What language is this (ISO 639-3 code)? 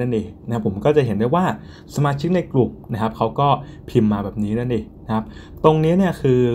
tha